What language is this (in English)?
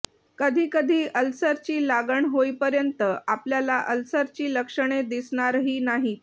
Marathi